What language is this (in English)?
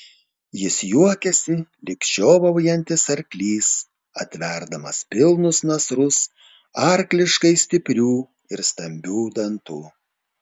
Lithuanian